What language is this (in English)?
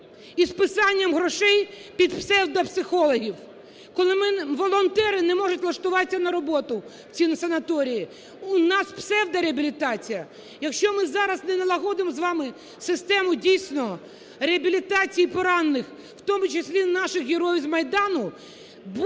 Ukrainian